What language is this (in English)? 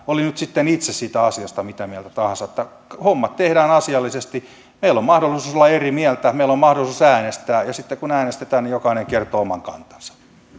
Finnish